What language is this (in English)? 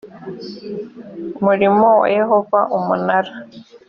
Kinyarwanda